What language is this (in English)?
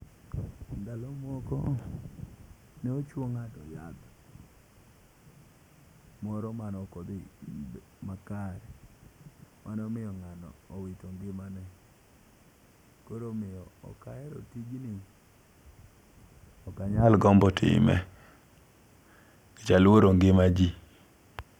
Luo (Kenya and Tanzania)